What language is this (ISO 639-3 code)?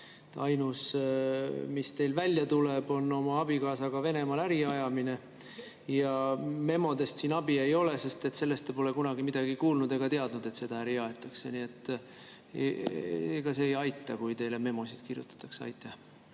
est